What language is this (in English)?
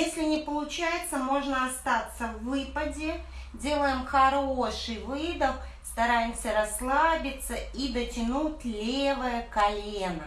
Russian